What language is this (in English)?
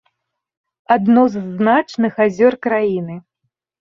Belarusian